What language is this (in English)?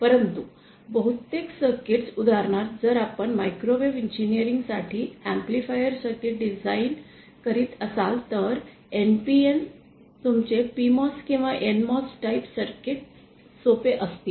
Marathi